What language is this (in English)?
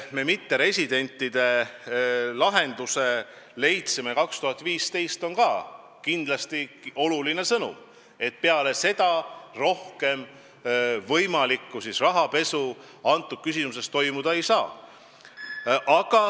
Estonian